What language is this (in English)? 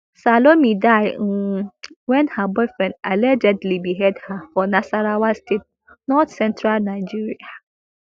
Nigerian Pidgin